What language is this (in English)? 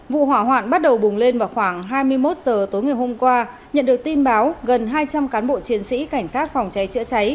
Vietnamese